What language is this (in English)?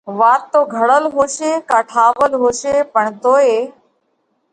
Parkari Koli